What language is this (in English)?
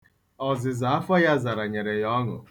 Igbo